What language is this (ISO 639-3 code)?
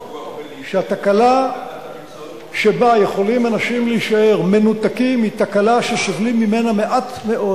heb